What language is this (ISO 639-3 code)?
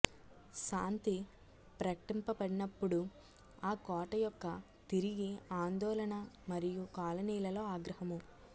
tel